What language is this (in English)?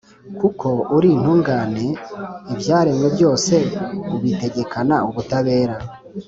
Kinyarwanda